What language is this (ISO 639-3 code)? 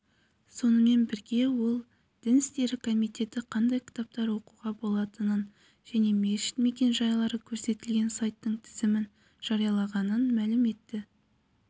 kaz